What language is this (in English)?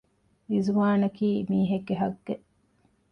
Divehi